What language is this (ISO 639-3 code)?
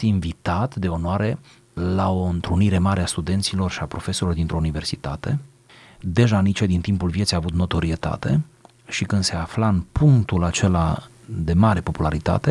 ron